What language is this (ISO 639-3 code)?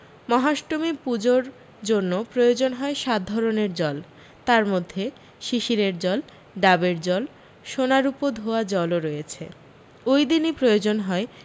ben